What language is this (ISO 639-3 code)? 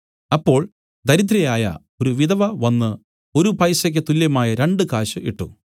mal